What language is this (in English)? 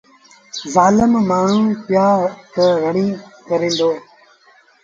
Sindhi Bhil